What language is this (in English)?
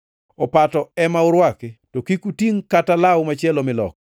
Luo (Kenya and Tanzania)